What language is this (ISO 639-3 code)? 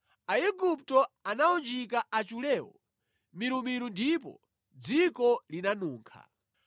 nya